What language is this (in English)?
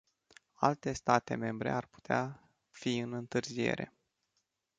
Romanian